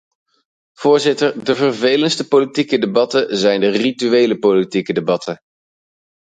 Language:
Dutch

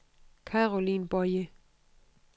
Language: Danish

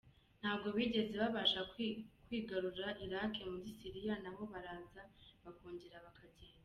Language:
Kinyarwanda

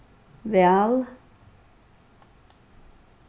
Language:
Faroese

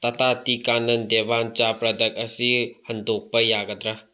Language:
Manipuri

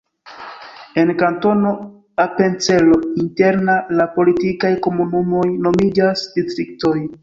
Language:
Esperanto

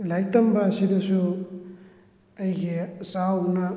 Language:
Manipuri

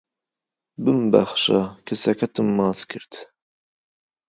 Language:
Central Kurdish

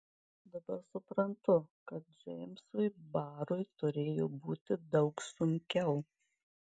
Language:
Lithuanian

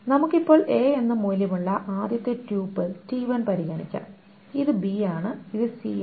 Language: Malayalam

